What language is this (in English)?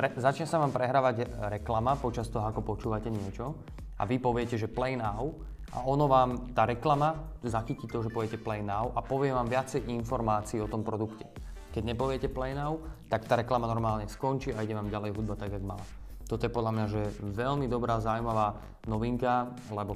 Slovak